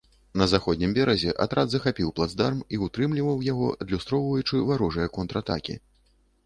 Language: Belarusian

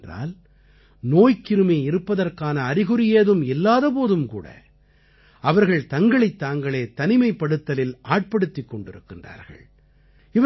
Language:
Tamil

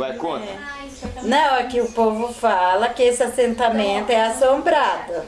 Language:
Portuguese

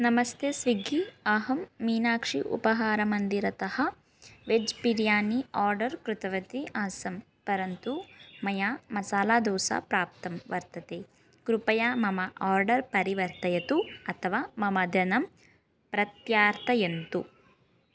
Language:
Sanskrit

